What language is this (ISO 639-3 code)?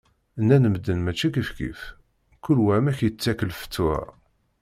kab